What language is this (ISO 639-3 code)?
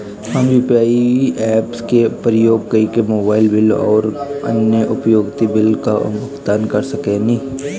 bho